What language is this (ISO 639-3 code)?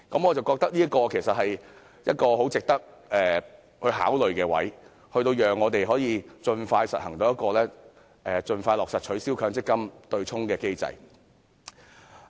yue